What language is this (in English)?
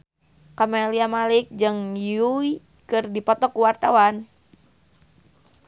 Sundanese